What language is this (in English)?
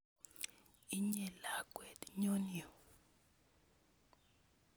Kalenjin